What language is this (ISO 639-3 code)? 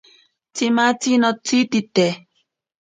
prq